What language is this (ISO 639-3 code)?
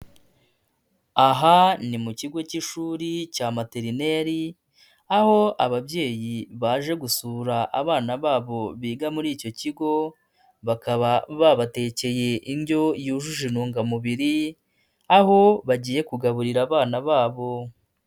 kin